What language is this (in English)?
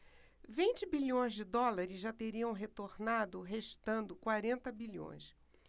Portuguese